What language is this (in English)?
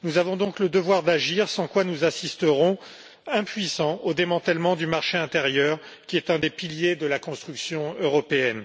French